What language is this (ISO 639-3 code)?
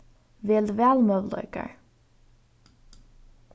fao